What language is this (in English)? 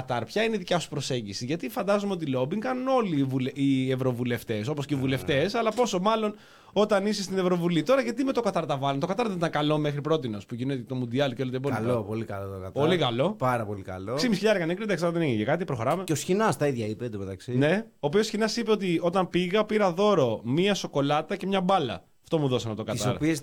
Greek